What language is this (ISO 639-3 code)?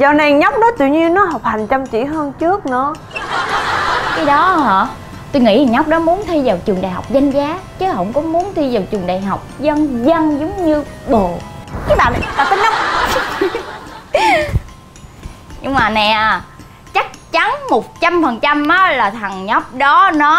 vie